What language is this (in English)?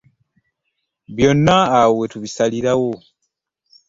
Ganda